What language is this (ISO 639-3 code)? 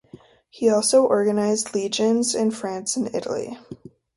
eng